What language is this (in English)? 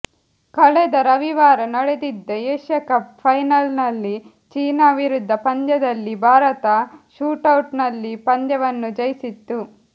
Kannada